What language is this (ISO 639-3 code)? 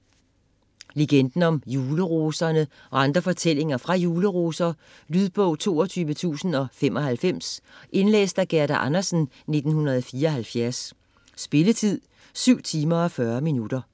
dan